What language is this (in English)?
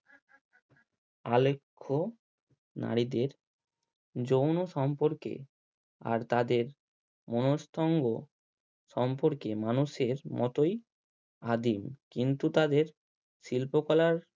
Bangla